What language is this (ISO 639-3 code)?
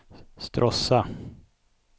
swe